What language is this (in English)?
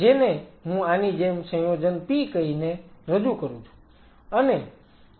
Gujarati